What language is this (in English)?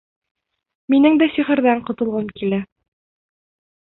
Bashkir